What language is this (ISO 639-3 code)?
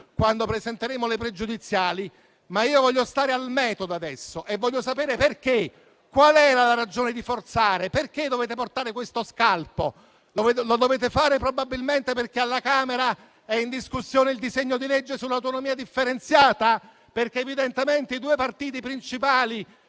ita